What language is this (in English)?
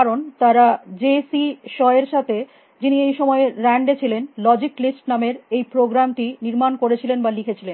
Bangla